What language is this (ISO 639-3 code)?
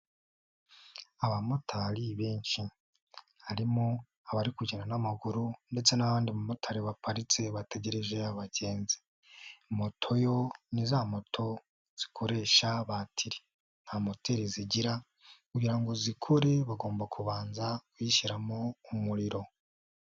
kin